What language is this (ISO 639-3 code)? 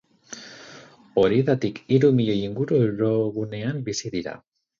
eus